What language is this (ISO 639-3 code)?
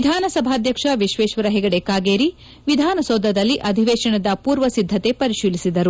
kan